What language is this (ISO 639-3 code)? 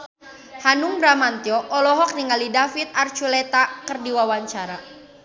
sun